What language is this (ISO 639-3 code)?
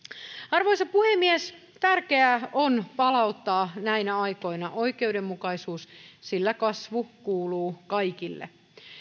fin